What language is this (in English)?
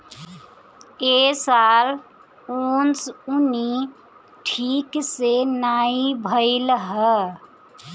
Bhojpuri